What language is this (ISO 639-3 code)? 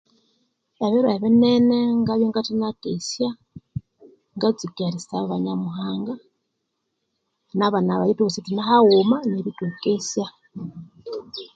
koo